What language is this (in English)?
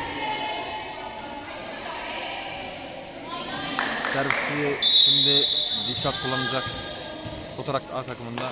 Turkish